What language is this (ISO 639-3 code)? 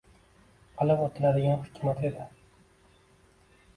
uzb